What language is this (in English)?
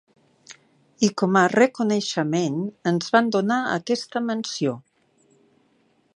Catalan